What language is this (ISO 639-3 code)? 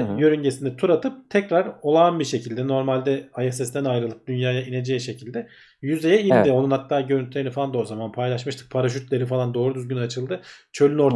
tur